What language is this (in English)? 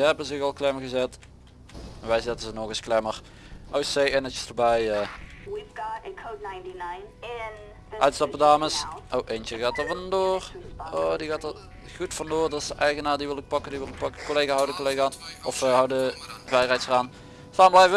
Dutch